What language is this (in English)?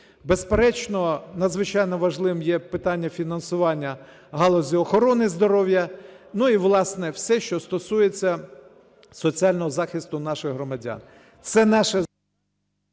Ukrainian